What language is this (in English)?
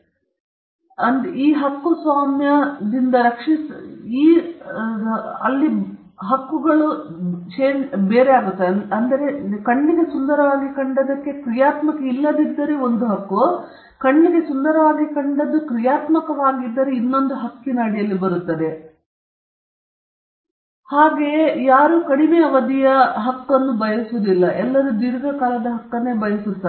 Kannada